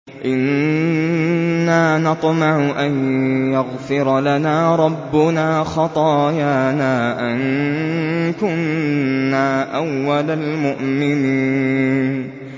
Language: Arabic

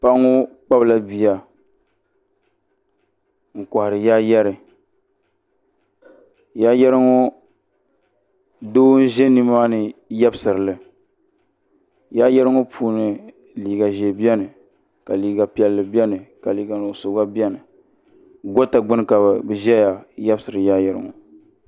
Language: Dagbani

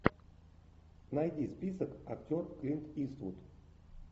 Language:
Russian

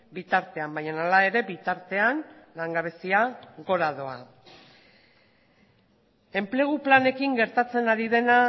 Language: Basque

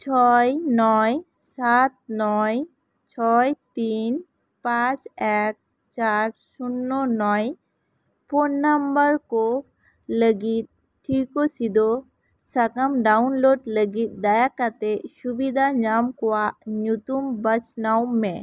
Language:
Santali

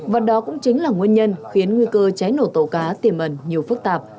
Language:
Vietnamese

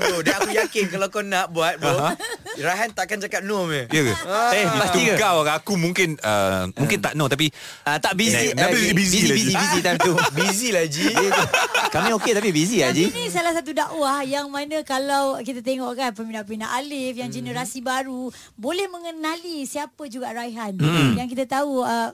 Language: Malay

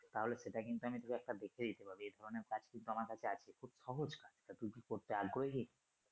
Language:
Bangla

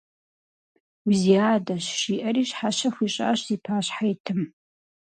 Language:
Kabardian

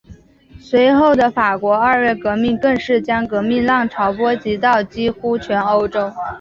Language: Chinese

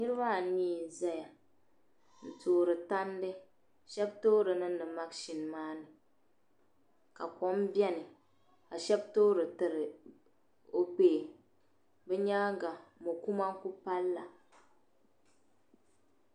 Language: Dagbani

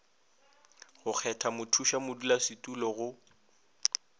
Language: Northern Sotho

